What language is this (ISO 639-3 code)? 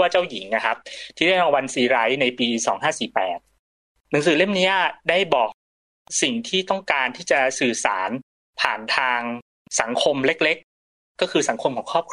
tha